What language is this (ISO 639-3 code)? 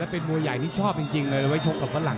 tha